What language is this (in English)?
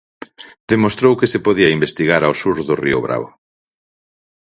Galician